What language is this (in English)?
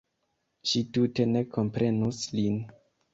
Esperanto